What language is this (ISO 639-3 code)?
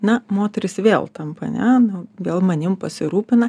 lit